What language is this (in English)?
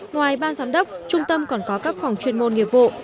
Vietnamese